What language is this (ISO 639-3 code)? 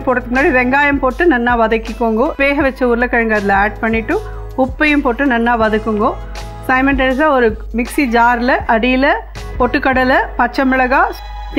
tam